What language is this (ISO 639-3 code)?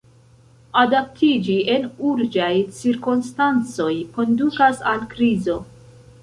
epo